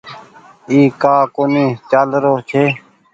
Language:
Goaria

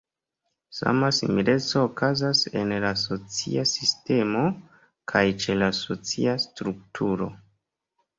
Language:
Esperanto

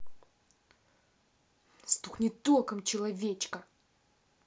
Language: Russian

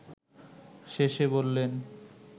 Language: Bangla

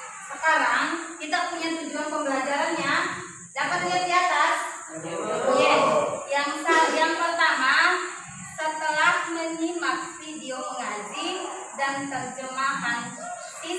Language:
Indonesian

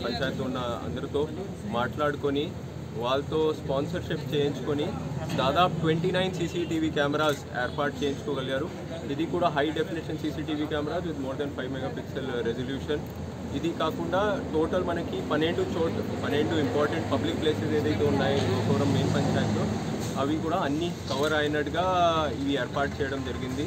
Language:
Hindi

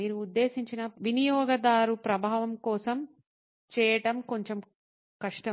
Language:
Telugu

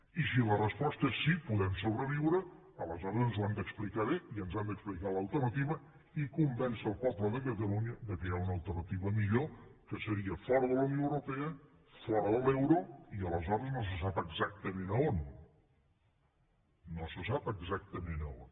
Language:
Catalan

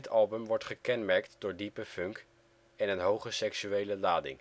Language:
Dutch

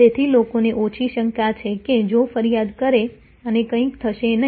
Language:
Gujarati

